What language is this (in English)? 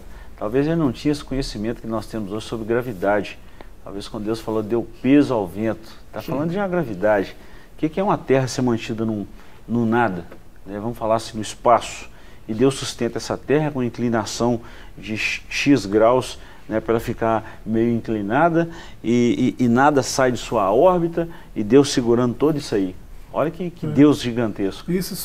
Portuguese